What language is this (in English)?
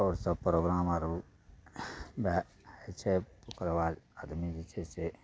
Maithili